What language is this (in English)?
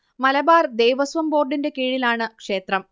Malayalam